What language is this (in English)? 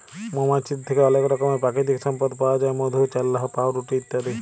Bangla